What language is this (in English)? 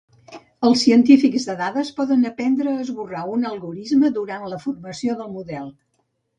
Catalan